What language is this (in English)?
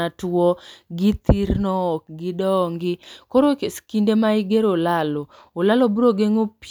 Luo (Kenya and Tanzania)